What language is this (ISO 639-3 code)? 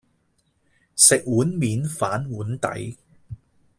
yue